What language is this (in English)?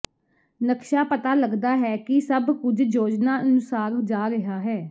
Punjabi